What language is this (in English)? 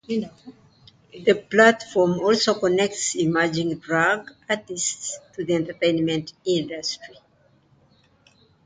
English